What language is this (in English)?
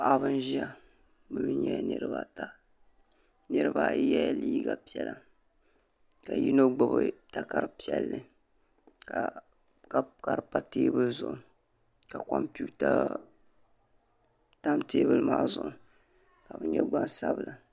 Dagbani